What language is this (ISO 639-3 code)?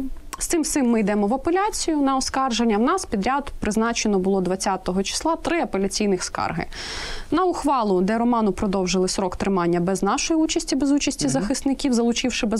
ukr